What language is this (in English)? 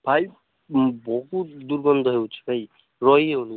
Odia